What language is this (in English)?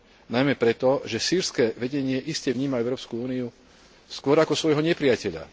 Slovak